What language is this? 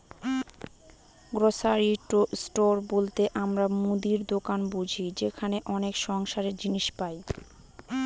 Bangla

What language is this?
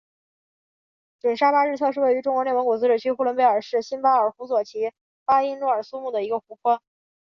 Chinese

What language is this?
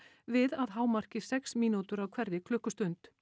Icelandic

